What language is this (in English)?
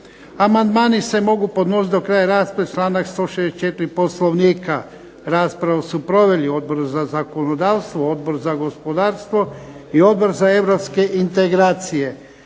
Croatian